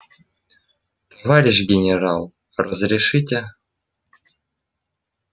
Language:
Russian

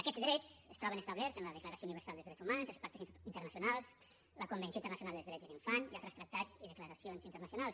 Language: Catalan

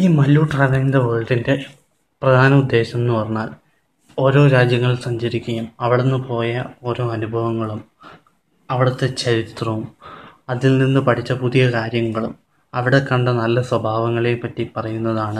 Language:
Malayalam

